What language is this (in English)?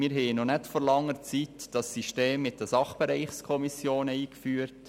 Swiss German